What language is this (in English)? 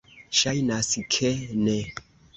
Esperanto